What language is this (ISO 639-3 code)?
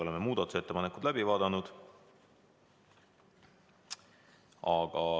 est